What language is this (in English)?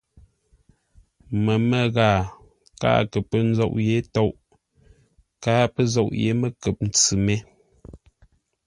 Ngombale